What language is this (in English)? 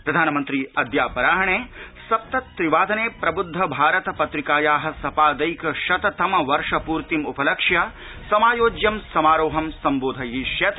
Sanskrit